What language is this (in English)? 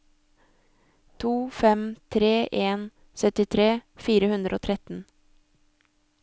Norwegian